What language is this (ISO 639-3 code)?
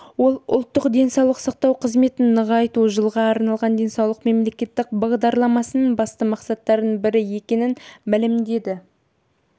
kaz